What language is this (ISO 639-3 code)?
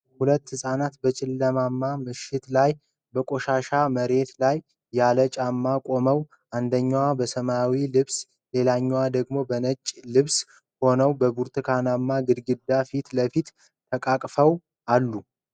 amh